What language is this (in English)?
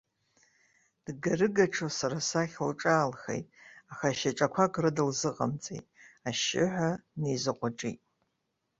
Abkhazian